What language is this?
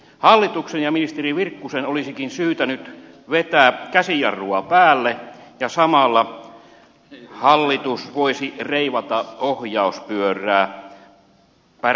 Finnish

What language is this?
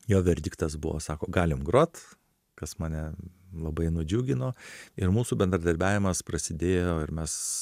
Lithuanian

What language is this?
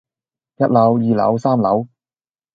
Cantonese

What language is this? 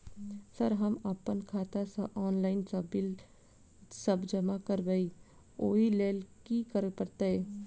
Maithili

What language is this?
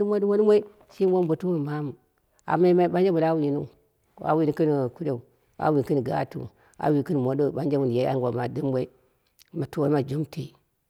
Dera (Nigeria)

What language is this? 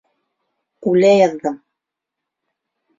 Bashkir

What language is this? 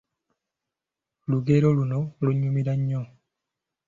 Ganda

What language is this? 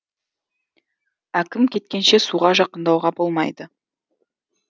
Kazakh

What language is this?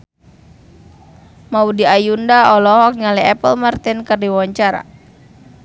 Sundanese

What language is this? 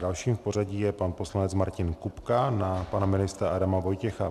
Czech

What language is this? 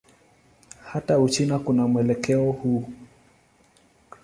Swahili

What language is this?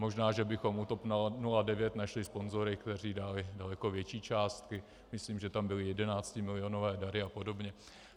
Czech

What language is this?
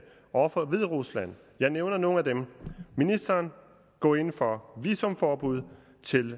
Danish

